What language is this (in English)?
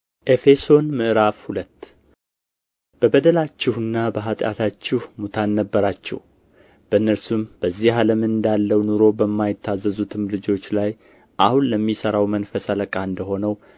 Amharic